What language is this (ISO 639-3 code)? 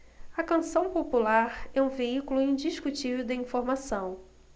por